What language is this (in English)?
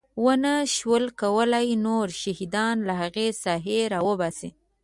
Pashto